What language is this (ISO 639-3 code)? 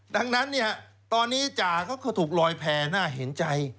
tha